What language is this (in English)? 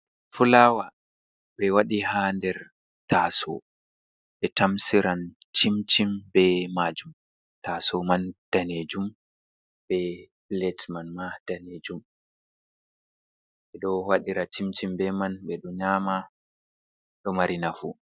Fula